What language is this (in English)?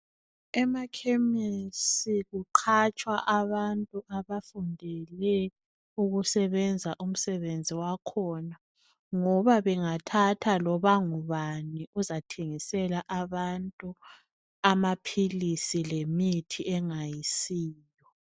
North Ndebele